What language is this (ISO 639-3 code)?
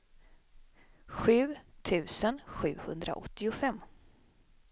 swe